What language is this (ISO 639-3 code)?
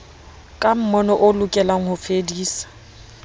sot